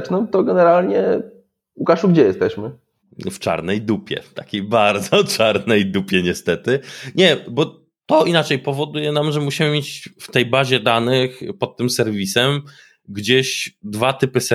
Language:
Polish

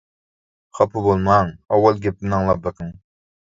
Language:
Uyghur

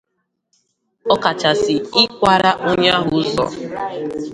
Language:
Igbo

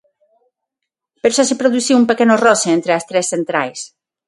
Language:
Galician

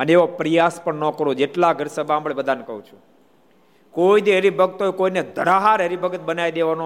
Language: Gujarati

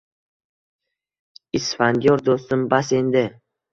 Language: Uzbek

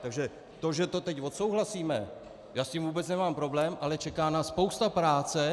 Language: Czech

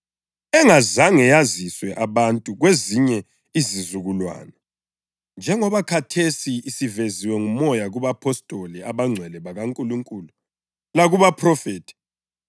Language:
North Ndebele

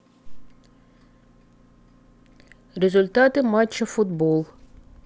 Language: Russian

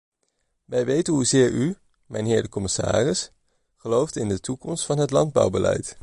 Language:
Dutch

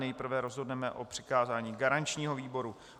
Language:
Czech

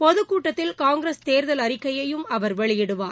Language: Tamil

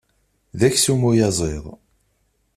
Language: Kabyle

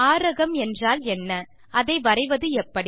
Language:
Tamil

